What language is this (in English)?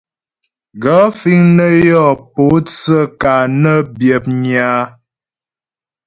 Ghomala